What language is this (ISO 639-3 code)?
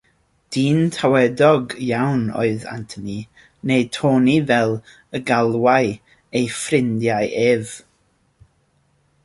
cym